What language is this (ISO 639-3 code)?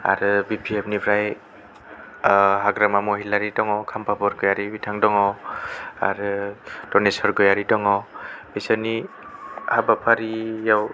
brx